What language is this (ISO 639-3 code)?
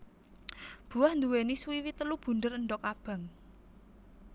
jav